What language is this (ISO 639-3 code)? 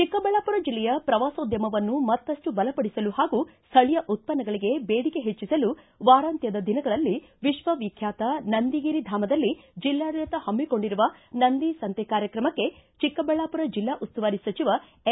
kan